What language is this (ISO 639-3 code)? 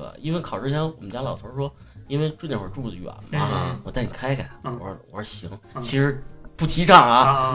zho